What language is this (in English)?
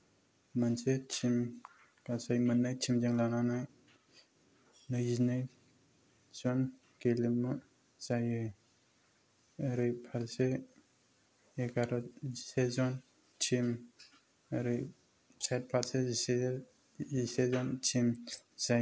Bodo